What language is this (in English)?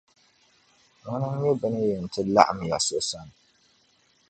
Dagbani